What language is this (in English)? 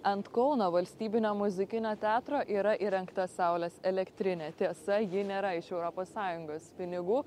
Lithuanian